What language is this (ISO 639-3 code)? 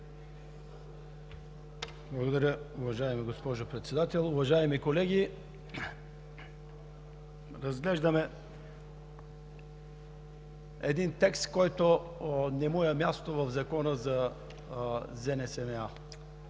bul